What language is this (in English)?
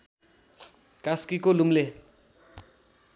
Nepali